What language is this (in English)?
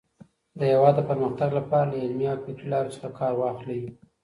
Pashto